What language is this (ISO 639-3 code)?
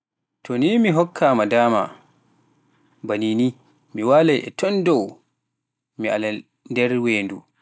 fuf